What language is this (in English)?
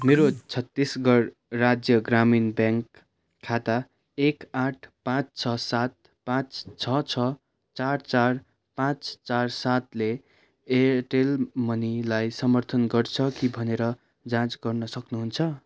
Nepali